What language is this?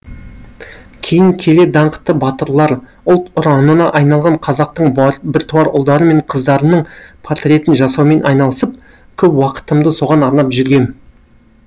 Kazakh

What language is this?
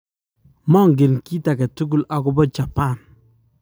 Kalenjin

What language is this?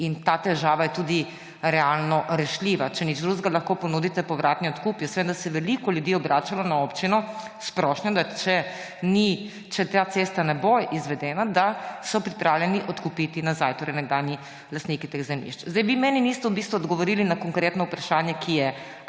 Slovenian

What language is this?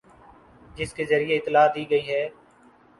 Urdu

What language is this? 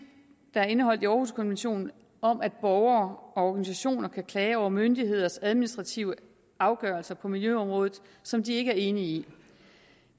Danish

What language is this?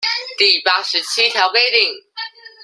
Chinese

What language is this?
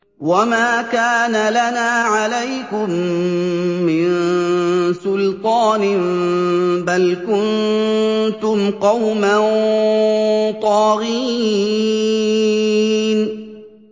Arabic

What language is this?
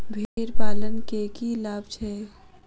Maithili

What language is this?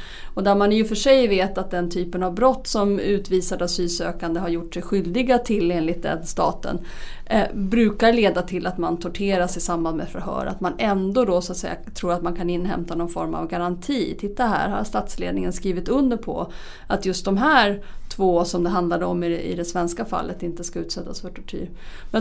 Swedish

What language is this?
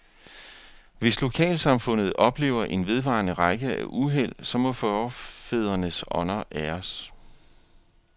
Danish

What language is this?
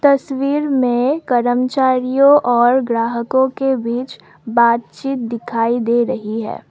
Hindi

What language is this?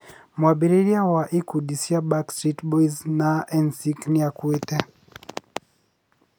Kikuyu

